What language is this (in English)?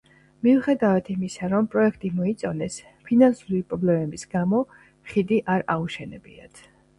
Georgian